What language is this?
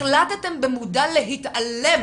Hebrew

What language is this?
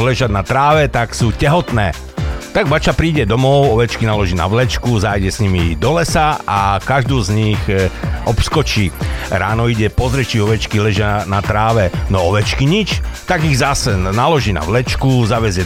Slovak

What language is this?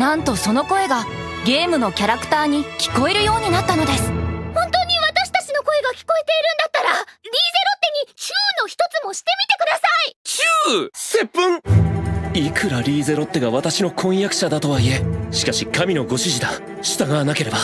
Japanese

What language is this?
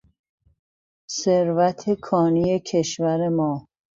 Persian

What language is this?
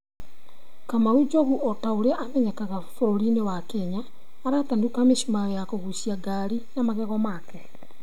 Kikuyu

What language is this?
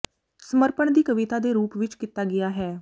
Punjabi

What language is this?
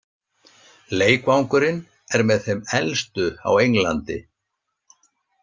Icelandic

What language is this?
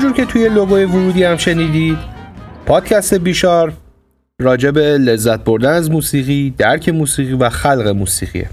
Persian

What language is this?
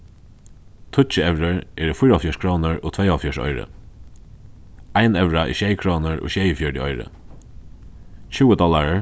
Faroese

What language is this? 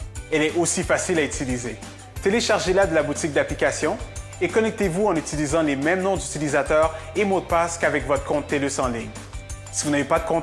French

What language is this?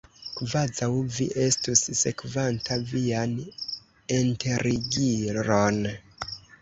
Esperanto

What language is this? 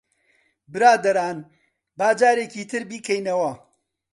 Central Kurdish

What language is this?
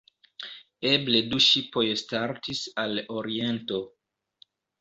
Esperanto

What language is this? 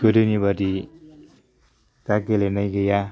Bodo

